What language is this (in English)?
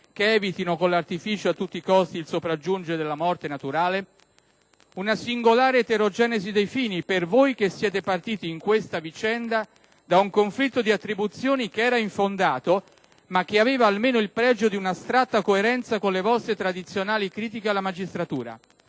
Italian